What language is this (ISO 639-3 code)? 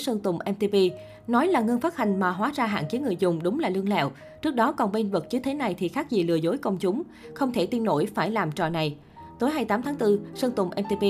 vie